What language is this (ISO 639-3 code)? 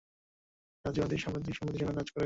ben